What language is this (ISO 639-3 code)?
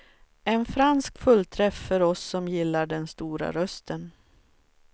swe